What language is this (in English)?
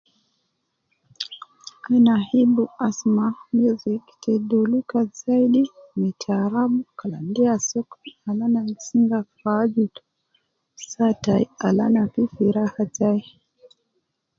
Nubi